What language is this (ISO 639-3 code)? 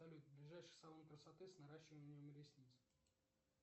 rus